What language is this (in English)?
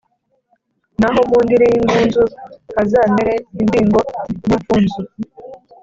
Kinyarwanda